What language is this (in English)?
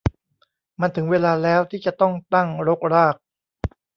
Thai